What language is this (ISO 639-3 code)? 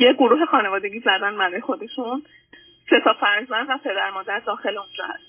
fas